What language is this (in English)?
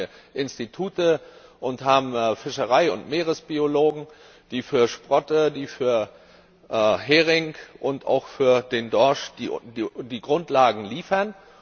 German